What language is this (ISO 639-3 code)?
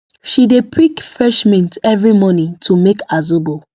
pcm